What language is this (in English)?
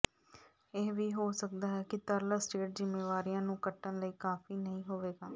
Punjabi